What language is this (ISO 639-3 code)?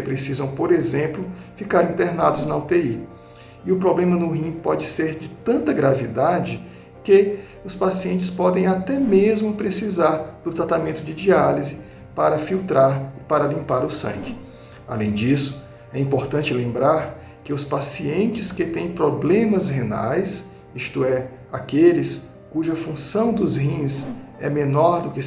por